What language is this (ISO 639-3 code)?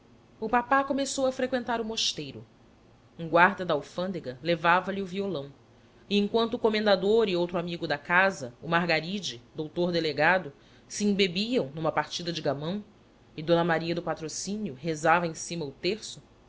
por